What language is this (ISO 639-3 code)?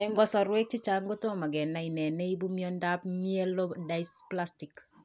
kln